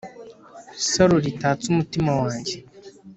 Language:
Kinyarwanda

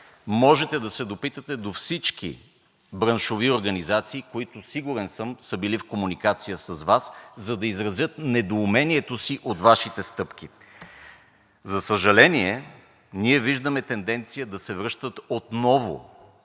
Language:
Bulgarian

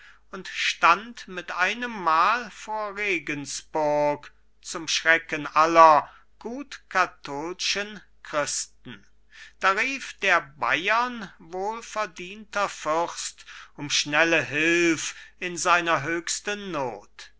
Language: German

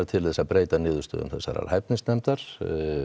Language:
Icelandic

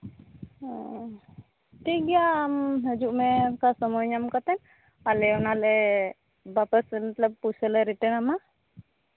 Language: Santali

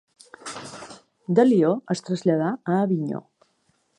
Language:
Catalan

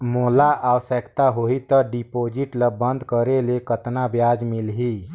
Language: Chhattisgarhi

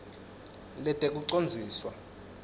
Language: Swati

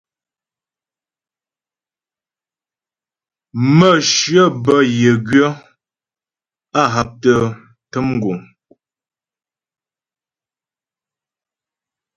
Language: Ghomala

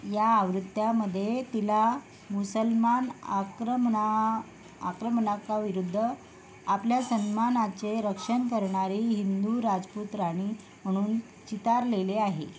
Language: Marathi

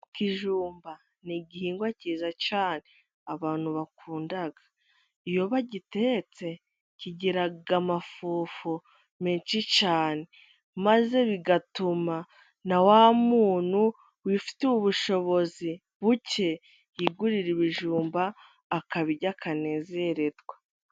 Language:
Kinyarwanda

